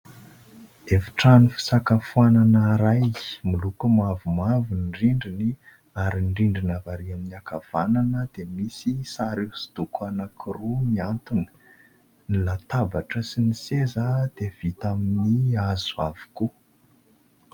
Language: Malagasy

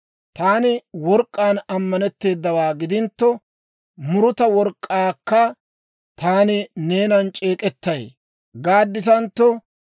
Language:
Dawro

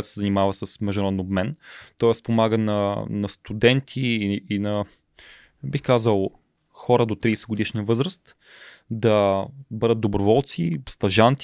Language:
Bulgarian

